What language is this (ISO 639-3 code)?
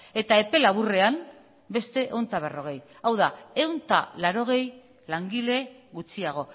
eus